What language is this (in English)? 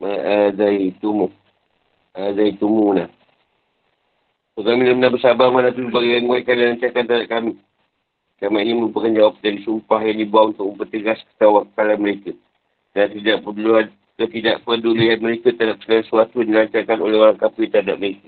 Malay